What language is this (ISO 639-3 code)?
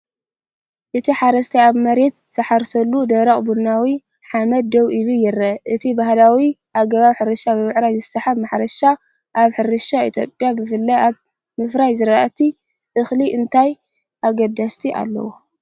tir